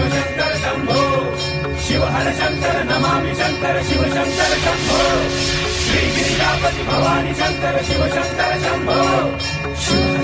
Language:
Turkish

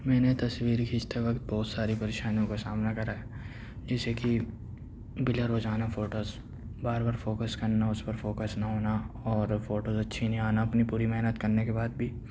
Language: Urdu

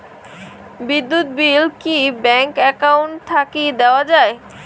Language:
Bangla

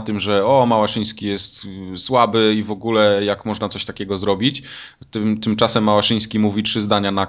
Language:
Polish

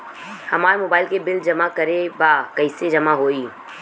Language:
Bhojpuri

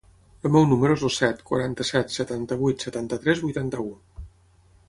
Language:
Catalan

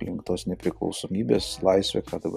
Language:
Lithuanian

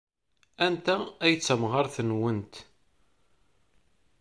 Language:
Kabyle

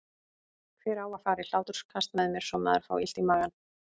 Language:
Icelandic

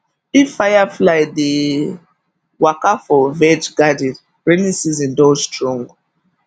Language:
Nigerian Pidgin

